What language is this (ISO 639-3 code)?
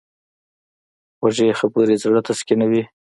pus